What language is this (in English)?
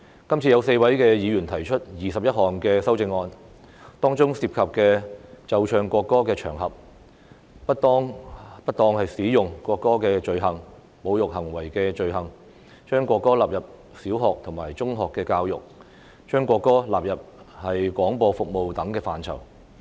Cantonese